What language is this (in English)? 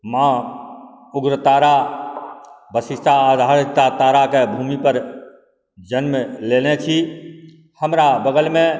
Maithili